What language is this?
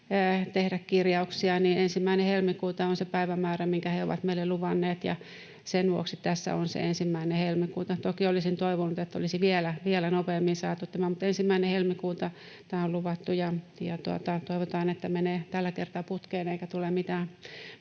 Finnish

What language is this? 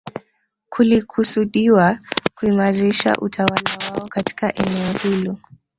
Swahili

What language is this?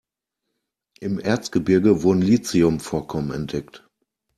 German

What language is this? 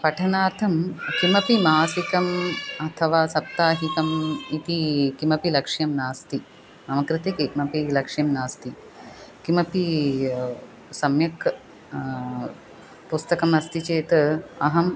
Sanskrit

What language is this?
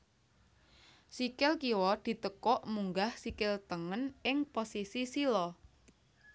Javanese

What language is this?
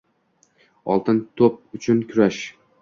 Uzbek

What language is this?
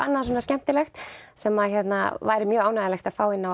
Icelandic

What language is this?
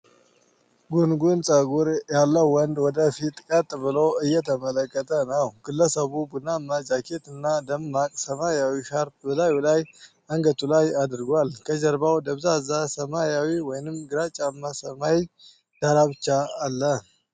Amharic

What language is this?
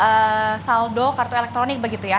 Indonesian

